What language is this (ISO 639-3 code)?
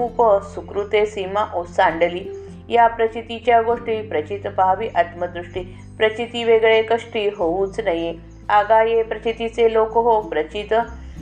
mar